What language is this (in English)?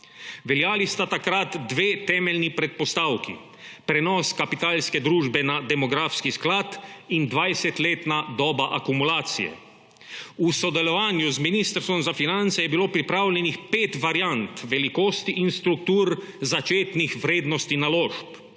Slovenian